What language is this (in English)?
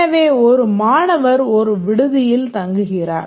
Tamil